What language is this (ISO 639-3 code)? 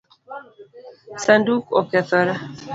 luo